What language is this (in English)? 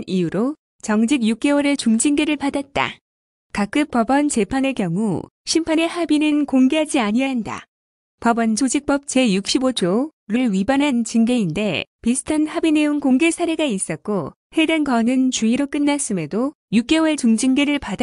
Korean